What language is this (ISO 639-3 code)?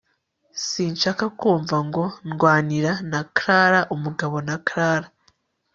kin